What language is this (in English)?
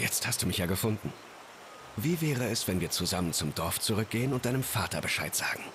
German